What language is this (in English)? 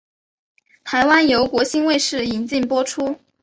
Chinese